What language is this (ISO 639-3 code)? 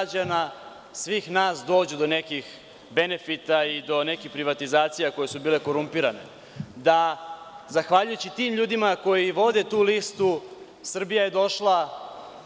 srp